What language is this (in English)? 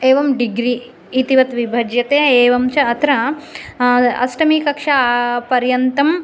Sanskrit